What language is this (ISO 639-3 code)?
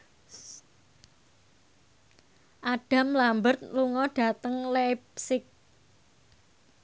jav